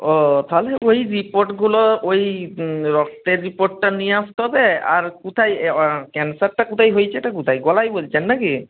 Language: Bangla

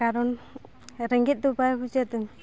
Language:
Santali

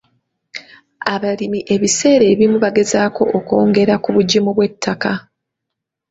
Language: Ganda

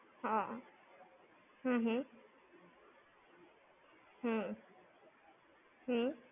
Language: Gujarati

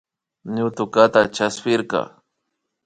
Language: Imbabura Highland Quichua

